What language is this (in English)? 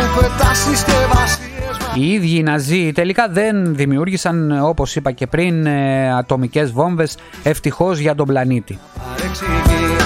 Greek